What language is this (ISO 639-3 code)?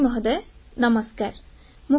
ori